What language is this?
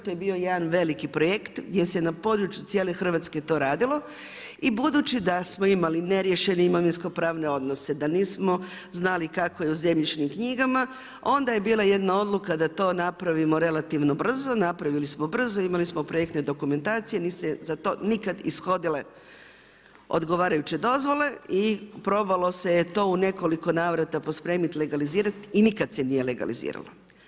Croatian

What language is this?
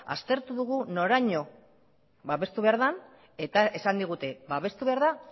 Basque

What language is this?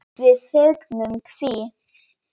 Icelandic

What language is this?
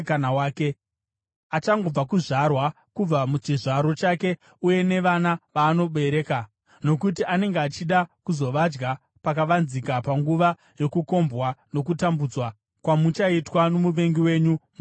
Shona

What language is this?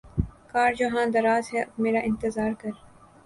Urdu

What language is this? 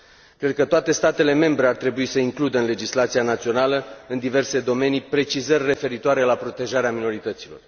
Romanian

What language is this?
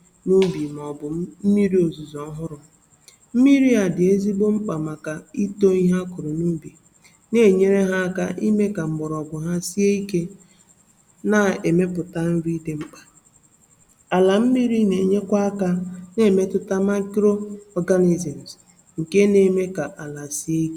Igbo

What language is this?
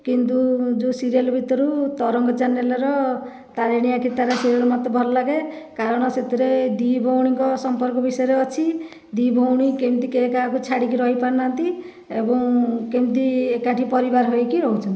Odia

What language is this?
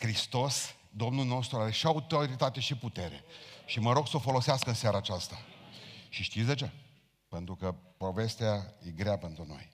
Romanian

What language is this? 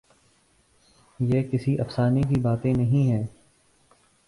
Urdu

